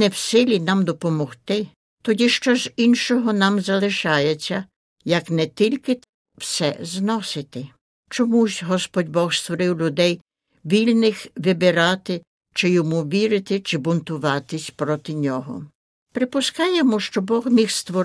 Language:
Ukrainian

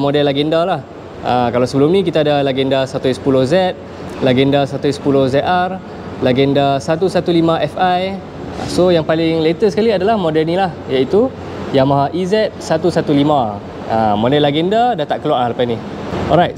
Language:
Malay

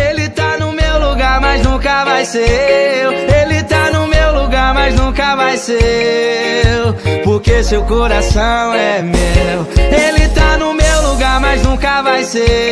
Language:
Portuguese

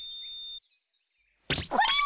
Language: Japanese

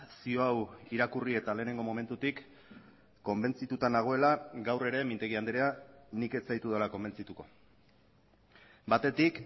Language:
Basque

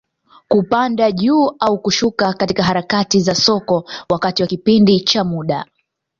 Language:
Swahili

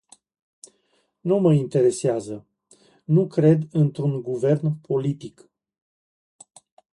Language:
Romanian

